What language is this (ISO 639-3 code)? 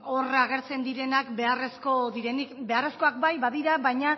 eus